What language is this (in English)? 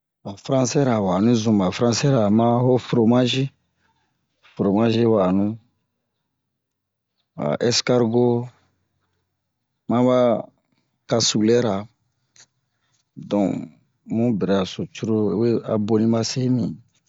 Bomu